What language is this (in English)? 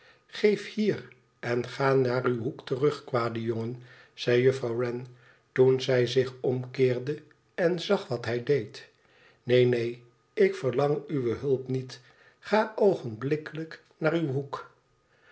Dutch